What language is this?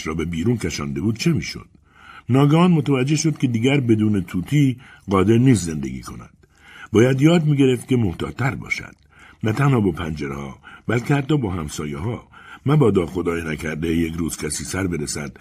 Persian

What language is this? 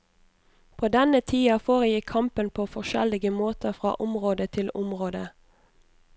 Norwegian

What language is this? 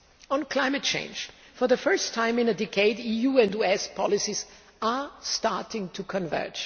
English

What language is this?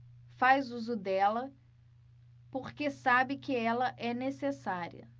Portuguese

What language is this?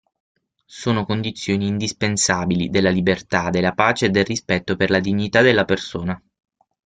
Italian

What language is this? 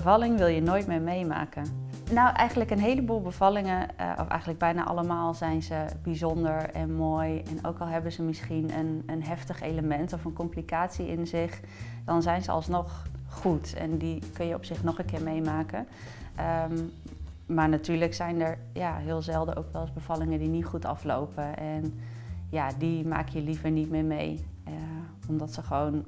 Dutch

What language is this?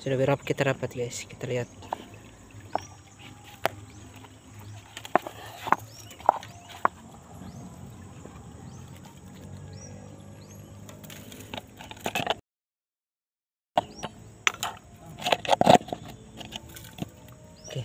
Indonesian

